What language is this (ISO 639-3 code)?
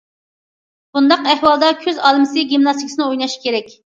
uig